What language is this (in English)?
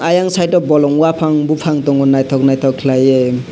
Kok Borok